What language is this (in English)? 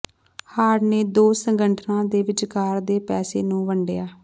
Punjabi